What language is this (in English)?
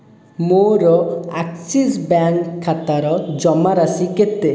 Odia